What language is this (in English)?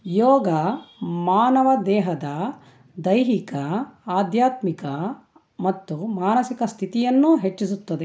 Kannada